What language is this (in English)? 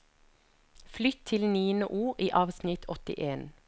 Norwegian